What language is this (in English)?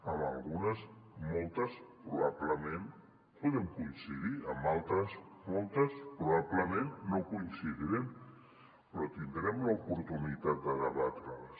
Catalan